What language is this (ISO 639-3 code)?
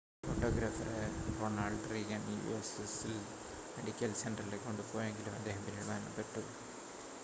mal